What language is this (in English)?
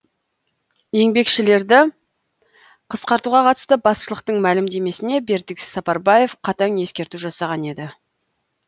Kazakh